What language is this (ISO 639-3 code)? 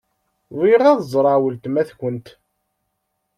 kab